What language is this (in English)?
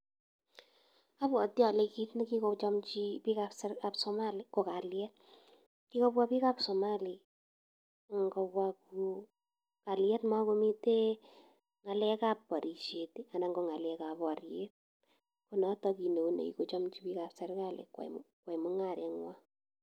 Kalenjin